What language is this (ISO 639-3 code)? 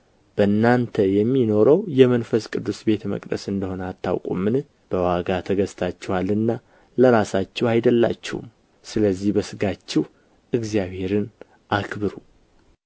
amh